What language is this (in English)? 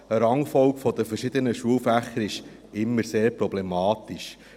Swiss German